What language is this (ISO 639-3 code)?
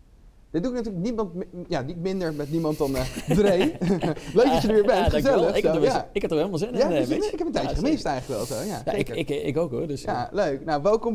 nld